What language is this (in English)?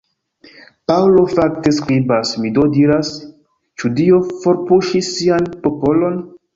Esperanto